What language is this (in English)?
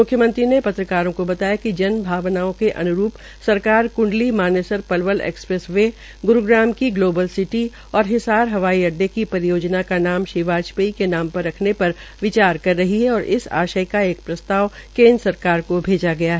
Hindi